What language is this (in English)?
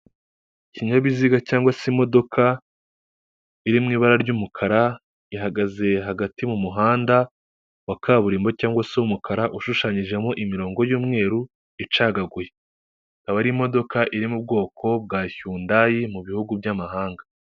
Kinyarwanda